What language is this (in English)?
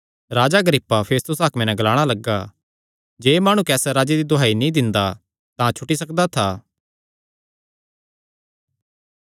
Kangri